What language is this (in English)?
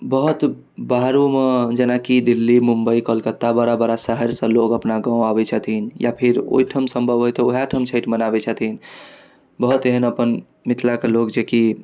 Maithili